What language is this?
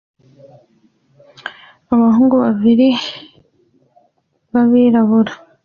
Kinyarwanda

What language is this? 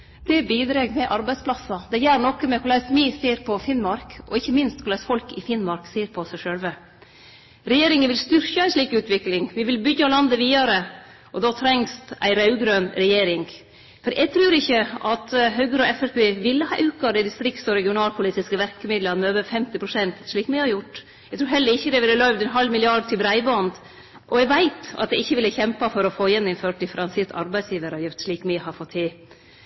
Norwegian Nynorsk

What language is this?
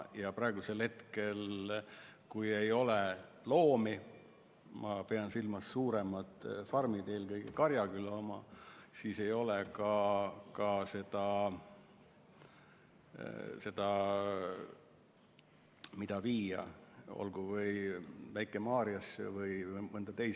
Estonian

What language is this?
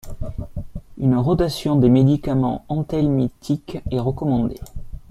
French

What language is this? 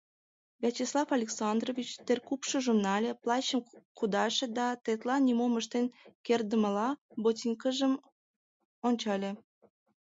Mari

